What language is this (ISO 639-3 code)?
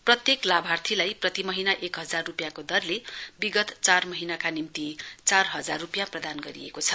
nep